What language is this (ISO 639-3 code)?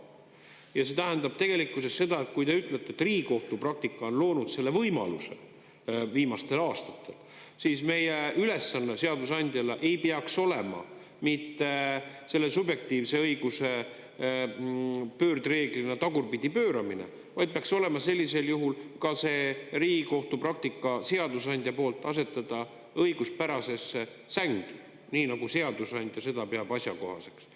est